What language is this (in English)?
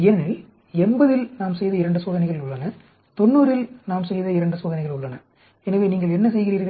Tamil